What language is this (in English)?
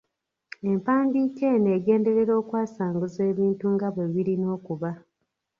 Ganda